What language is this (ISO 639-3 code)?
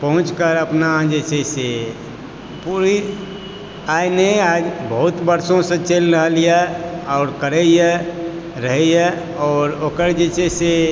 mai